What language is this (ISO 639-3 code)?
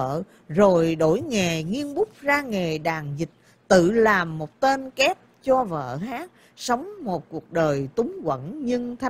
vie